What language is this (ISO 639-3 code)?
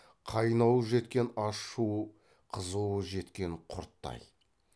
kaz